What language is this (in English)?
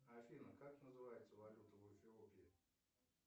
Russian